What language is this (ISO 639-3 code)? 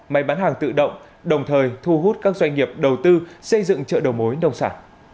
vie